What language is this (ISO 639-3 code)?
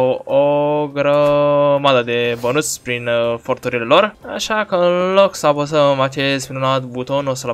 ron